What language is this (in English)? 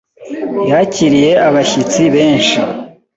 Kinyarwanda